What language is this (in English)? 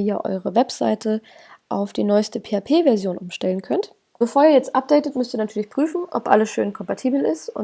German